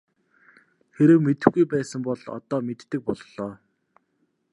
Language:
Mongolian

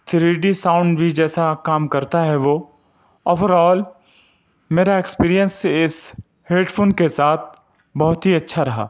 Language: Urdu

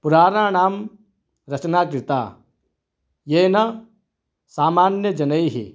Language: Sanskrit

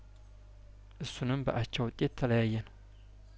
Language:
Amharic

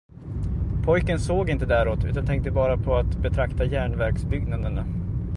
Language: Swedish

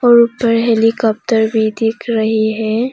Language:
Hindi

